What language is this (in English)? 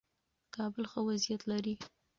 Pashto